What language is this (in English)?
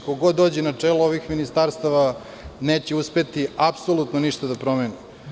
Serbian